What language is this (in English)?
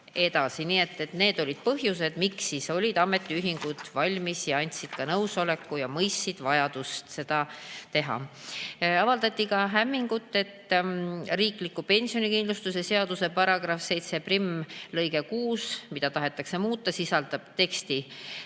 Estonian